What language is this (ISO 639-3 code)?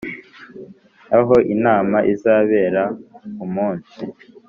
kin